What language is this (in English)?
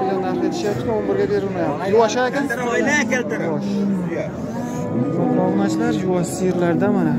Turkish